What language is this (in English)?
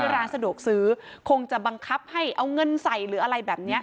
Thai